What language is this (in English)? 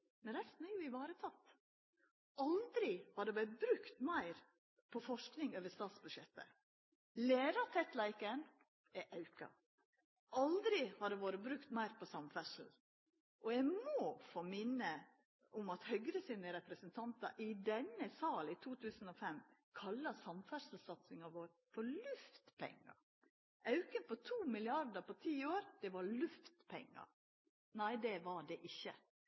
Norwegian Nynorsk